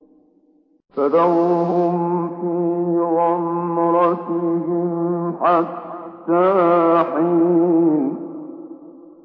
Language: Arabic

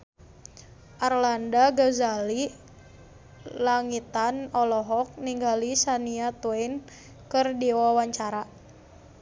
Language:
Sundanese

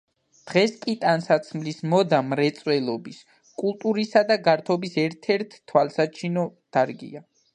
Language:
Georgian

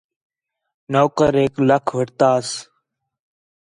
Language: Khetrani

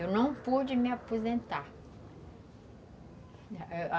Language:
Portuguese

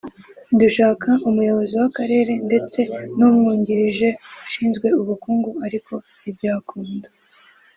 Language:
Kinyarwanda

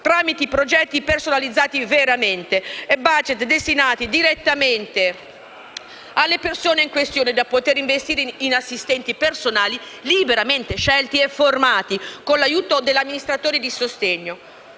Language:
Italian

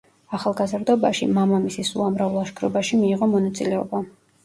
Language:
Georgian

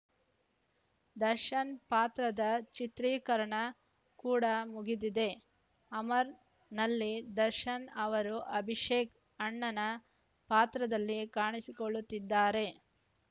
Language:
Kannada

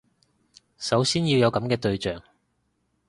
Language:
Cantonese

